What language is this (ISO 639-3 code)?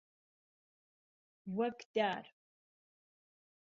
ckb